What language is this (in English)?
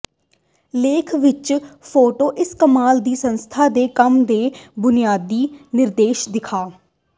Punjabi